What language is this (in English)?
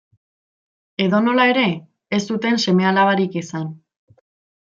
Basque